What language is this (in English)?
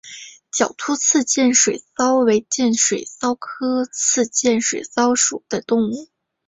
Chinese